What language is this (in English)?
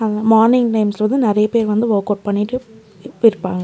Tamil